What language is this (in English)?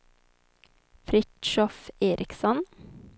Swedish